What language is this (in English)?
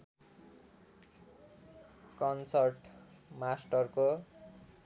Nepali